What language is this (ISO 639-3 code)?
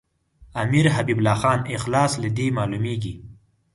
pus